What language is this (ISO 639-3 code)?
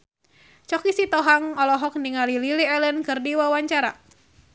sun